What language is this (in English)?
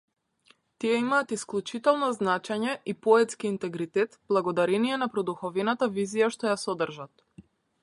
Macedonian